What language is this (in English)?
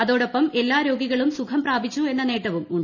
Malayalam